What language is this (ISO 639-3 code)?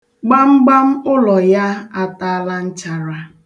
ibo